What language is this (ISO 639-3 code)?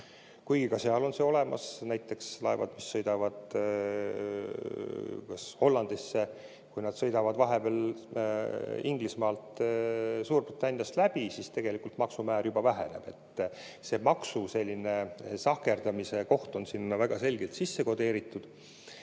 est